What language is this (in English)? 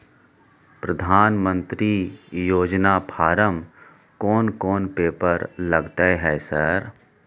Maithili